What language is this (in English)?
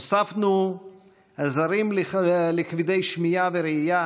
Hebrew